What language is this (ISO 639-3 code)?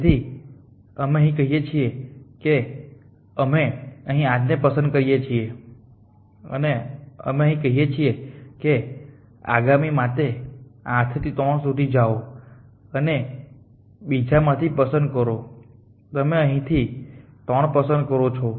guj